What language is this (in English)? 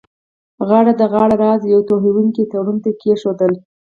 Pashto